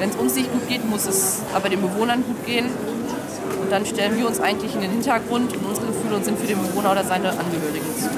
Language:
German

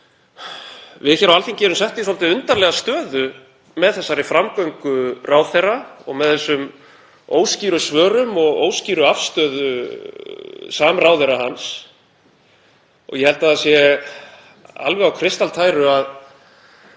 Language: Icelandic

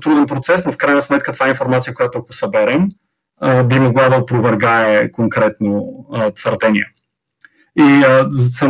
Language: Bulgarian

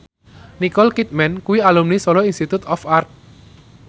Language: Javanese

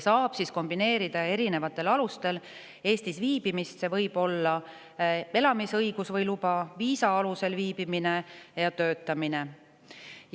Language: Estonian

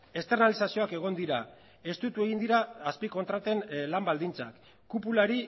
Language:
Basque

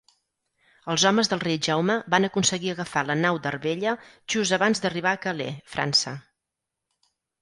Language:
Catalan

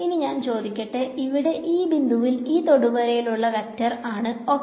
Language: Malayalam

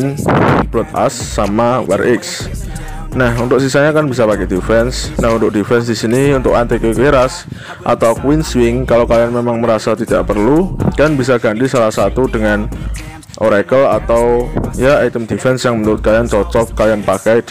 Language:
Indonesian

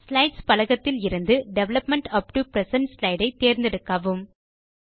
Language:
Tamil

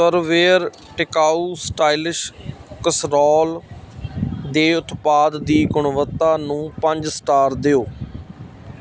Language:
Punjabi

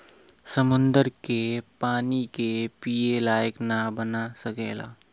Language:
Bhojpuri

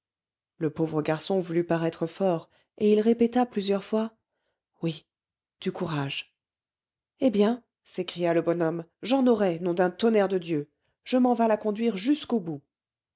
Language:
French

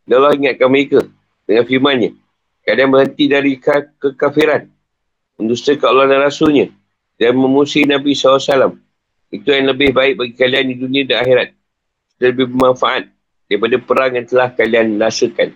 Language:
Malay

